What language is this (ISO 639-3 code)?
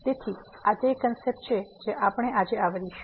guj